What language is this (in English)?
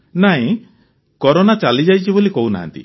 Odia